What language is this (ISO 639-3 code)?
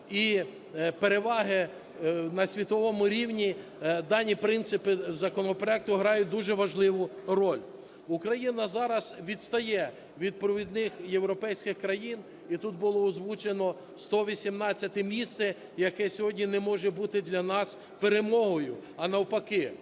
ukr